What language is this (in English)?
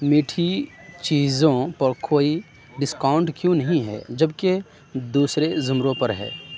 Urdu